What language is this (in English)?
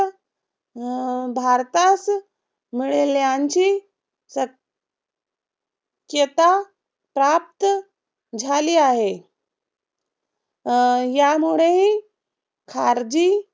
Marathi